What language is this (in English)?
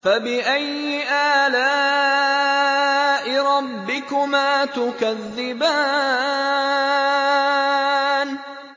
Arabic